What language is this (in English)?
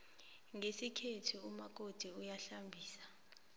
South Ndebele